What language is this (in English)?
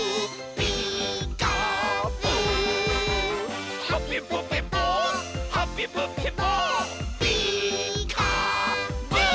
Japanese